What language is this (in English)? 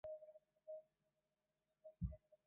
Chinese